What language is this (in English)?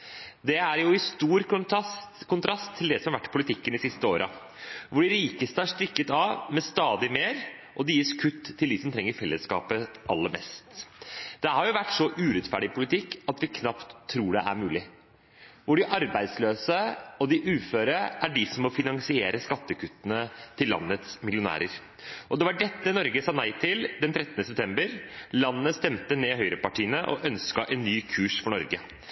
Norwegian Bokmål